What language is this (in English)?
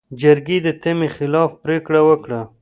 Pashto